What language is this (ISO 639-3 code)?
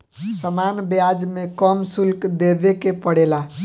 bho